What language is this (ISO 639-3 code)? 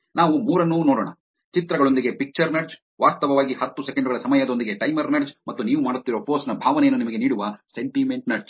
kan